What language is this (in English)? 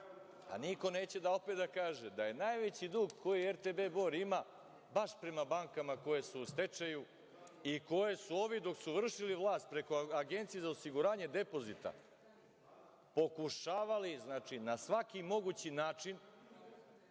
Serbian